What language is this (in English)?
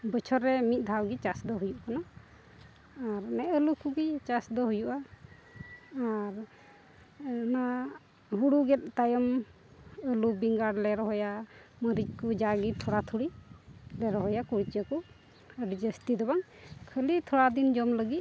Santali